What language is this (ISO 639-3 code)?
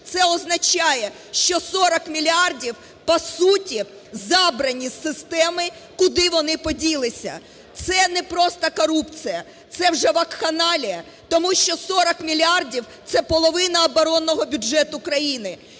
ukr